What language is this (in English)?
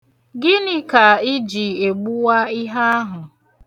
Igbo